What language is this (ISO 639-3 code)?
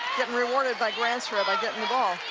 eng